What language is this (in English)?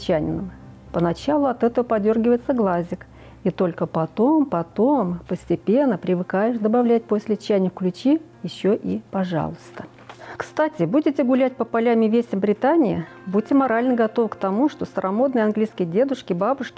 Russian